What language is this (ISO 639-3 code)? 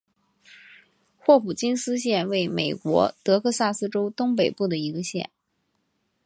zho